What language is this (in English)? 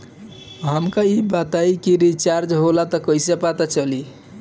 Bhojpuri